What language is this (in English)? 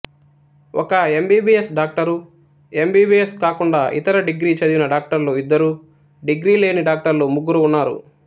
Telugu